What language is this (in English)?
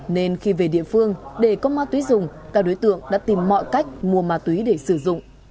Vietnamese